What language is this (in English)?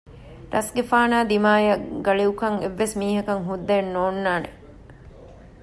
Divehi